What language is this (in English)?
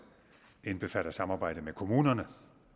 Danish